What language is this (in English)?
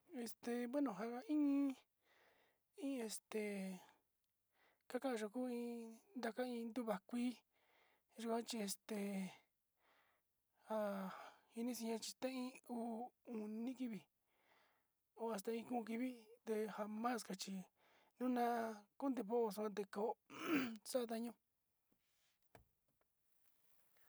Sinicahua Mixtec